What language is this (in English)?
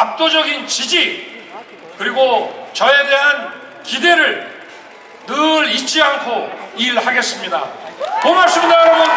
Korean